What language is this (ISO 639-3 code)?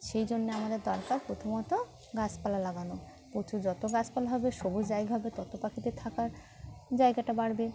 ben